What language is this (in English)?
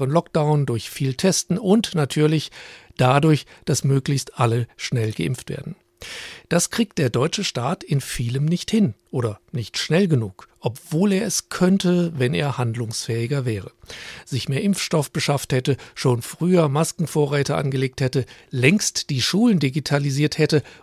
German